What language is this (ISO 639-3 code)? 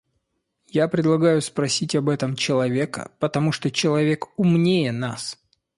rus